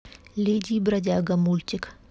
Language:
Russian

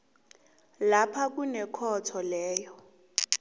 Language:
South Ndebele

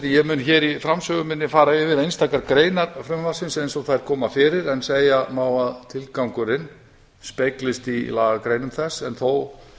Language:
Icelandic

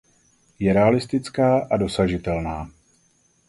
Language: Czech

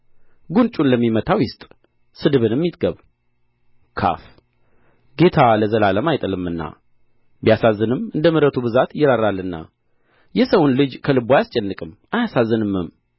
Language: Amharic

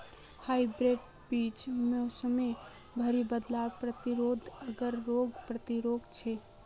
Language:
Magahi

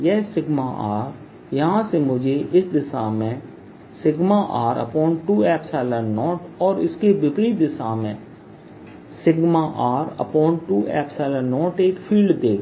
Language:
Hindi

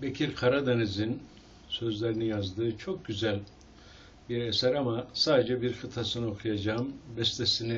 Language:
Turkish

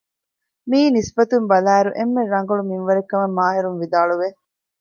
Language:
Divehi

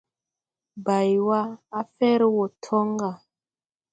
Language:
Tupuri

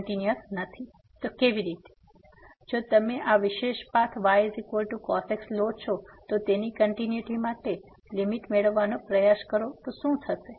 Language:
Gujarati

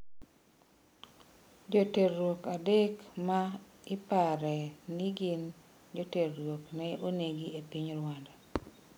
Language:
Luo (Kenya and Tanzania)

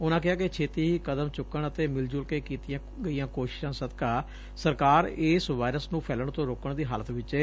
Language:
Punjabi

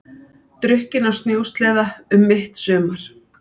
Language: Icelandic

